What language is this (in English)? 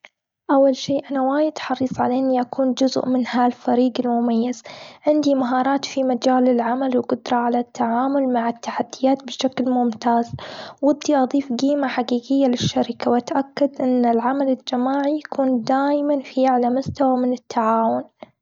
Gulf Arabic